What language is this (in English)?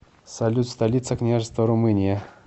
Russian